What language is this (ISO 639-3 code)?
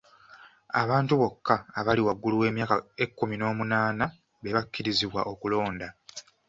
lug